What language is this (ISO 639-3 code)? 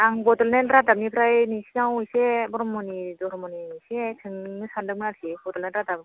brx